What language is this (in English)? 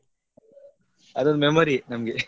Kannada